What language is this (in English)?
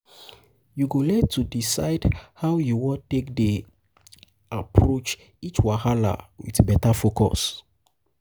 Nigerian Pidgin